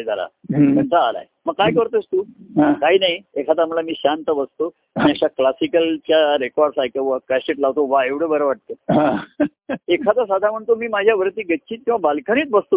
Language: Marathi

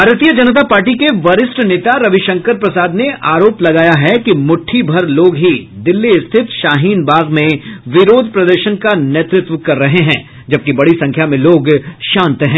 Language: Hindi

